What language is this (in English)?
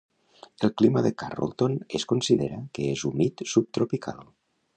Catalan